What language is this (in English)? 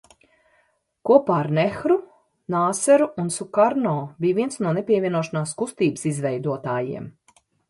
Latvian